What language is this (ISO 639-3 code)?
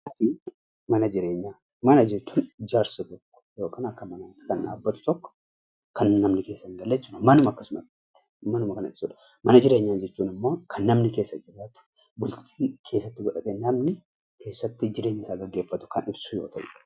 orm